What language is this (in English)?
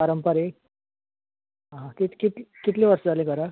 Konkani